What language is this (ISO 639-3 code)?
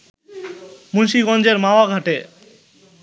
ben